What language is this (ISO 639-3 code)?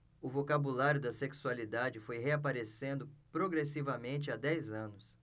por